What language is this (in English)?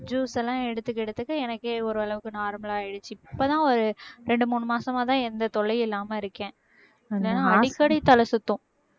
Tamil